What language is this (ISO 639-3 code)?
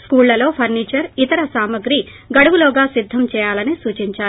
tel